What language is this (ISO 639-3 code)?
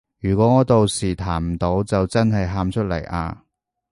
yue